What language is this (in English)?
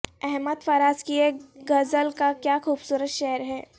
Urdu